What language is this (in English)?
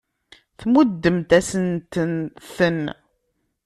Kabyle